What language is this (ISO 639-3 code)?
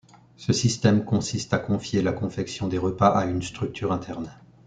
fra